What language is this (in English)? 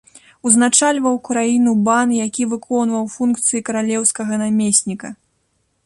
Belarusian